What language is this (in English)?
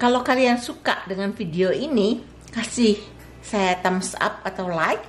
Indonesian